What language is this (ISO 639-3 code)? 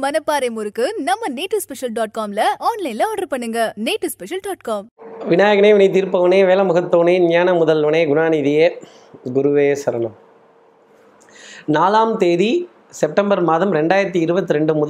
tam